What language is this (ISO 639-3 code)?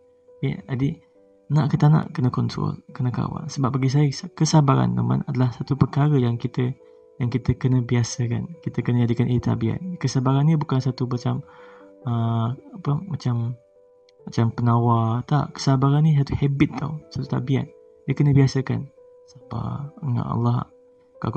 msa